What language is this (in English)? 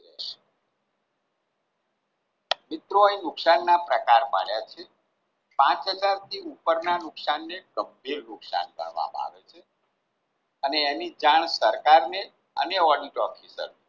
Gujarati